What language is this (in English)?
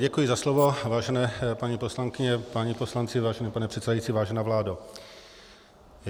Czech